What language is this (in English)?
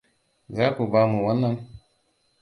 Hausa